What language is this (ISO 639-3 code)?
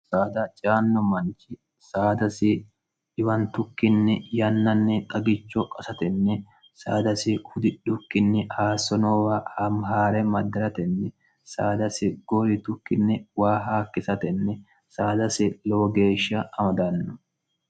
sid